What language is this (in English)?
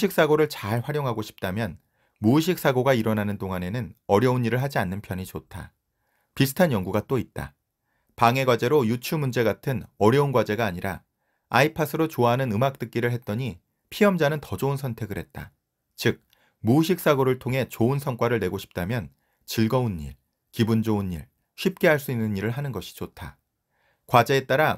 Korean